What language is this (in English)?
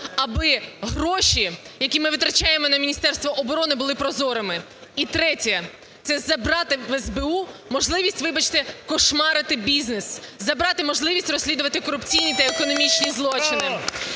Ukrainian